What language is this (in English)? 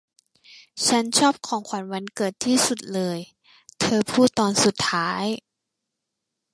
Thai